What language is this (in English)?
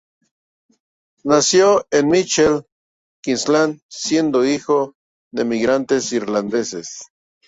Spanish